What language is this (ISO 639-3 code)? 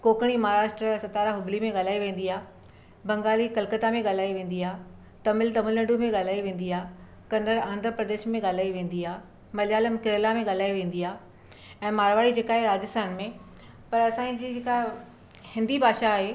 snd